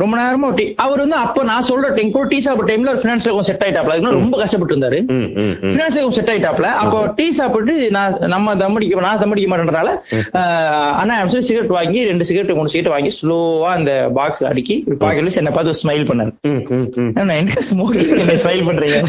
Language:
Tamil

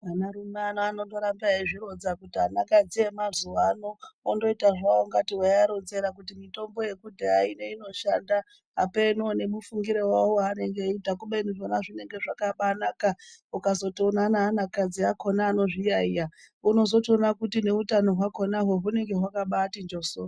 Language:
Ndau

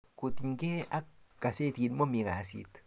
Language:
Kalenjin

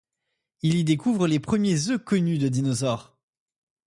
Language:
French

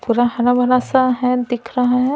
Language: Hindi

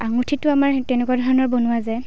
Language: Assamese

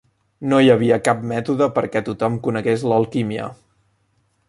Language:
Catalan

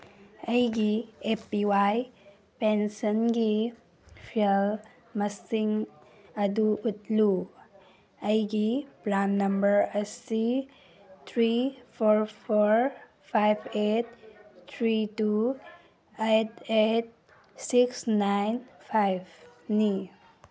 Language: Manipuri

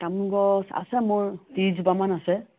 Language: Assamese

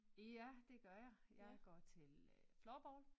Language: Danish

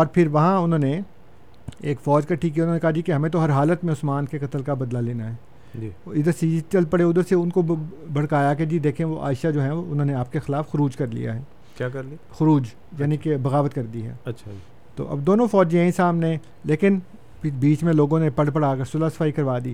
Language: Urdu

